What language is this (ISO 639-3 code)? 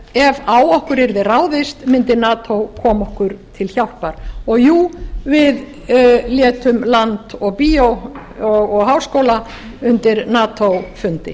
isl